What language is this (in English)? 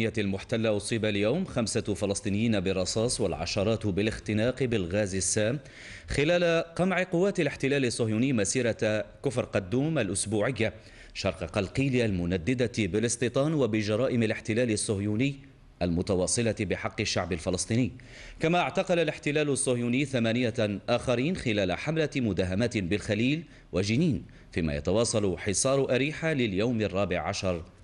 Arabic